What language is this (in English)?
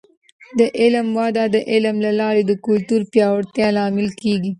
Pashto